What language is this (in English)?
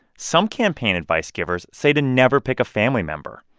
English